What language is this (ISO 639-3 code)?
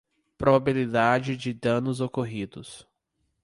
por